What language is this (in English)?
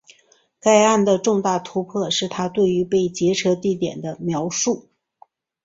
Chinese